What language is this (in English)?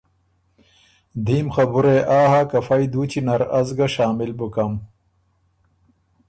Ormuri